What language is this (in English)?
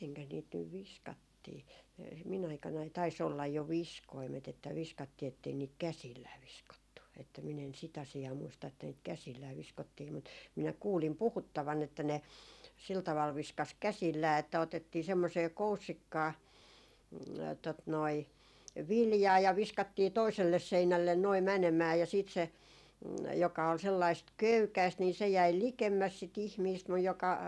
Finnish